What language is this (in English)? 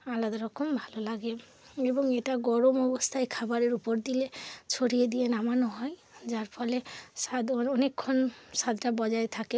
Bangla